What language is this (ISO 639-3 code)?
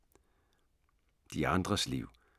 dan